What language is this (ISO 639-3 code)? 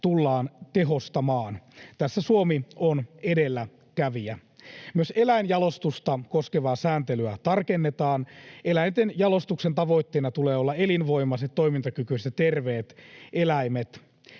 fin